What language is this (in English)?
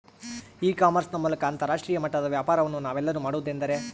Kannada